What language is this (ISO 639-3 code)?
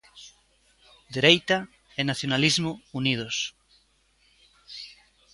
glg